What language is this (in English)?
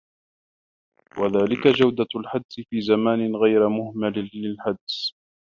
Arabic